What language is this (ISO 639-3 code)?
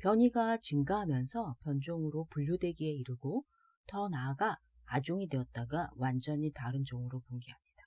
kor